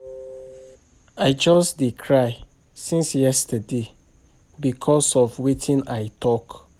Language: Nigerian Pidgin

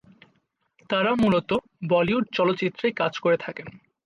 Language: Bangla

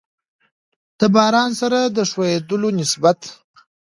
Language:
Pashto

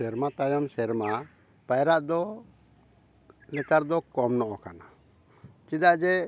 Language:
Santali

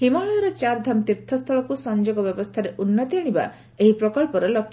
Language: Odia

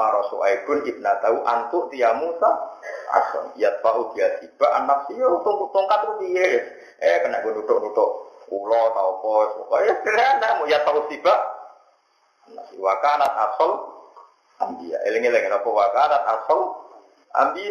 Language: Indonesian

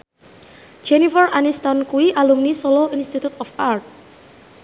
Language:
Javanese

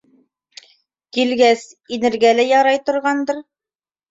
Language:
Bashkir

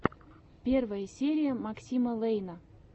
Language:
Russian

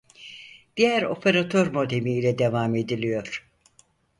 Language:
Turkish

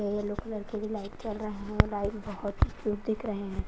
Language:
Hindi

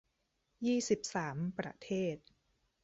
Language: Thai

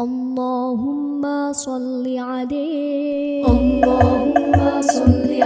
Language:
Indonesian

